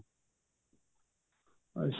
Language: Punjabi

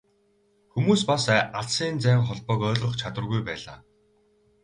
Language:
Mongolian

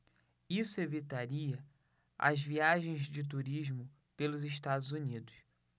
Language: Portuguese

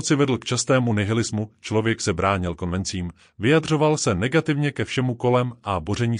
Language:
Czech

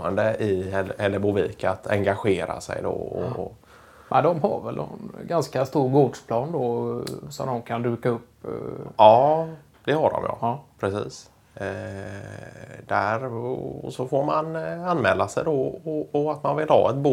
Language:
Swedish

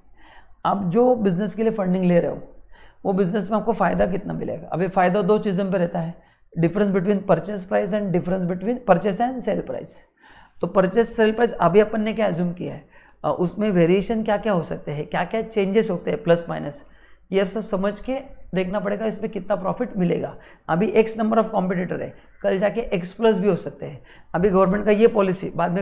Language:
Hindi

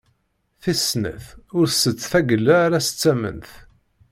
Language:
Kabyle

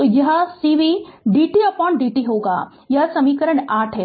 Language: Hindi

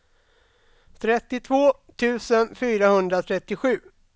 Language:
Swedish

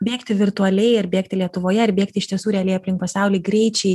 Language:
Lithuanian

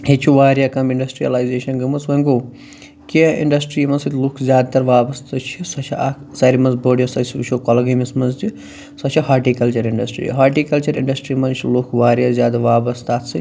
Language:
Kashmiri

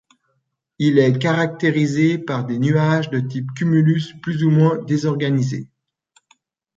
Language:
French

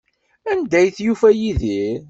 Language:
Kabyle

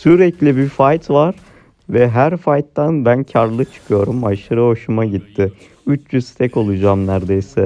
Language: Turkish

